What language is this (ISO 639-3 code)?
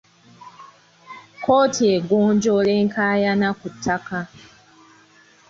lug